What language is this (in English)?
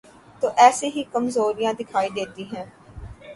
Urdu